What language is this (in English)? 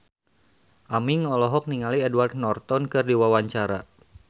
Sundanese